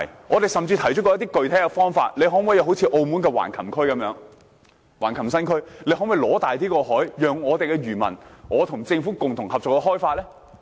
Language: Cantonese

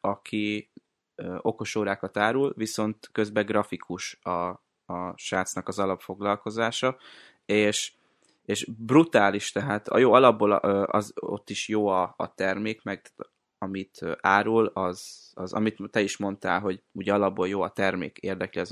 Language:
Hungarian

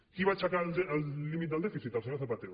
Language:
Catalan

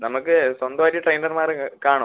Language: Malayalam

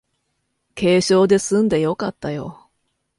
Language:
Japanese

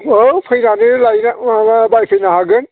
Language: Bodo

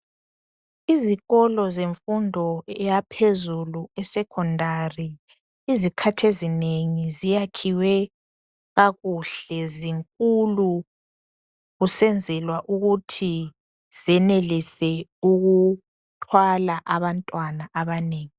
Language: North Ndebele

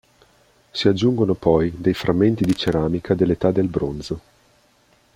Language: Italian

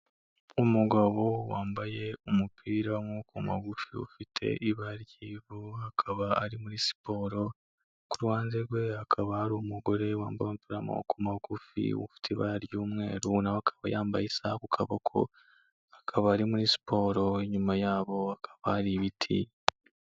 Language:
Kinyarwanda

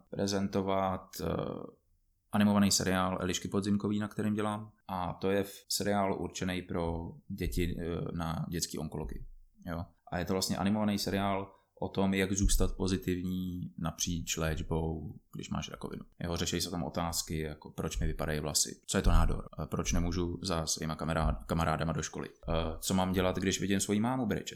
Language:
Czech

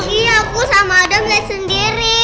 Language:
Indonesian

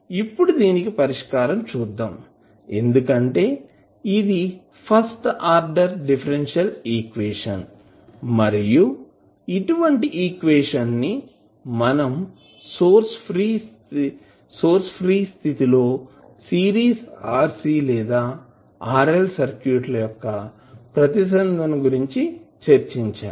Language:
Telugu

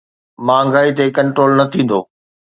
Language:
Sindhi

